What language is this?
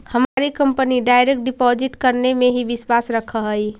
Magahi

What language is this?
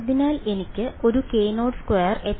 Malayalam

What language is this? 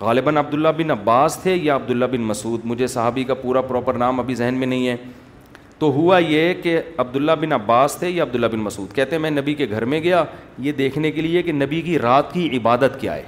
Urdu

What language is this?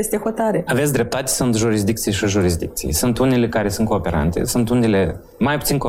Romanian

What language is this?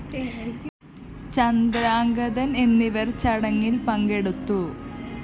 Malayalam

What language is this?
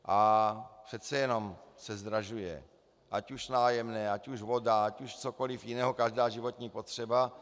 Czech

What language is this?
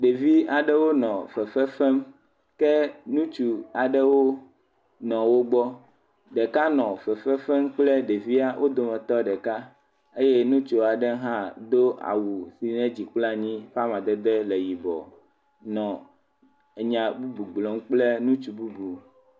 Ewe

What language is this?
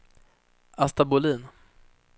Swedish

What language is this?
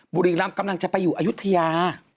Thai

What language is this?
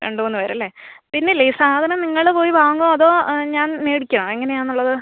Malayalam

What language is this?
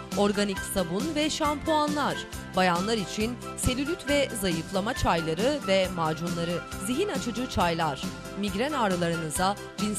Turkish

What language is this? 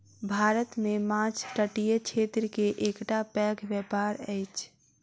Maithili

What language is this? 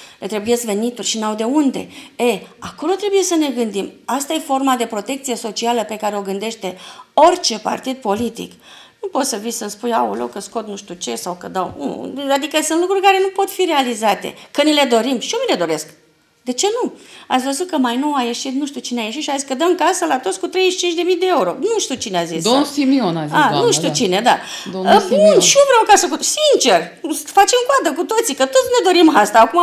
Romanian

